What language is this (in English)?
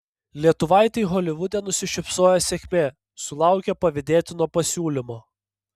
Lithuanian